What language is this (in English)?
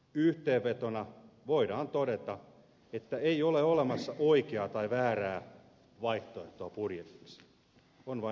Finnish